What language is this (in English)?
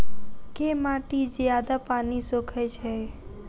Maithili